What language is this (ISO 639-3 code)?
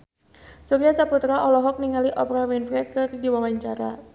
sun